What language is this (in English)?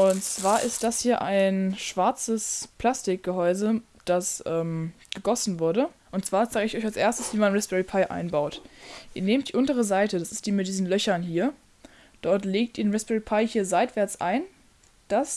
German